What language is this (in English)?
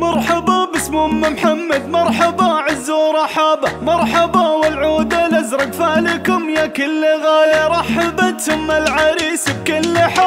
Arabic